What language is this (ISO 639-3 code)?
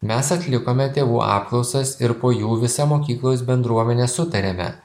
lit